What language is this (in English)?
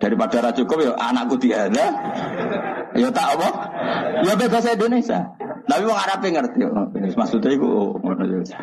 Indonesian